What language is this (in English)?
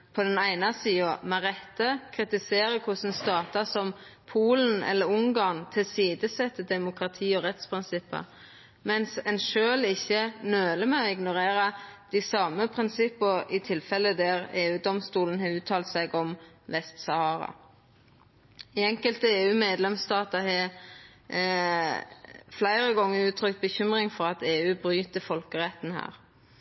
Norwegian Nynorsk